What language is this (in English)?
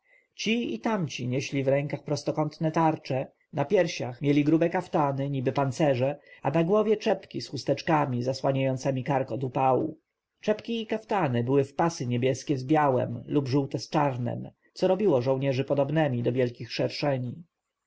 Polish